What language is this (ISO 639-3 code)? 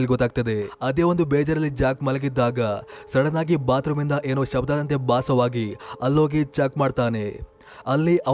kan